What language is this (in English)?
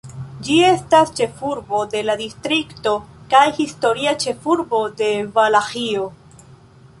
Esperanto